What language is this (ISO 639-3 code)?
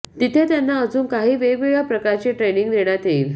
mar